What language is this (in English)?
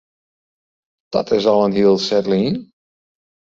Western Frisian